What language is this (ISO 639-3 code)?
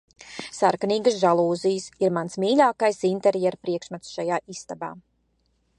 lav